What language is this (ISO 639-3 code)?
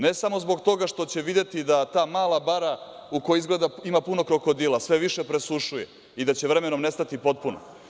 srp